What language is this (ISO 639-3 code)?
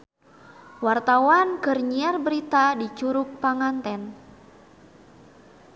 sun